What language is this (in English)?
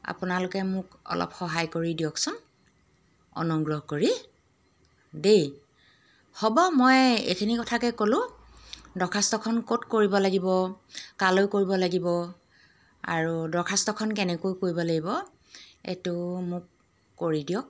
Assamese